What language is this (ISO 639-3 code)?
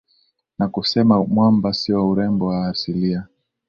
swa